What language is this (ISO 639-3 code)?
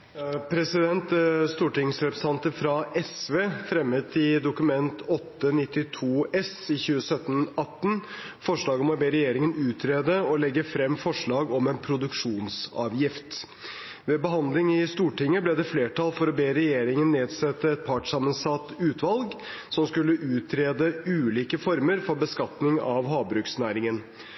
nob